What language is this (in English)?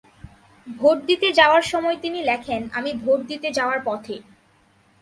Bangla